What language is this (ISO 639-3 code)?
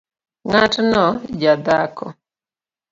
luo